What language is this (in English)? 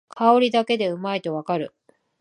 Japanese